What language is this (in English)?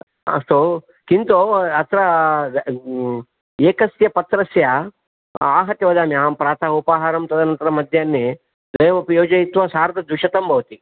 Sanskrit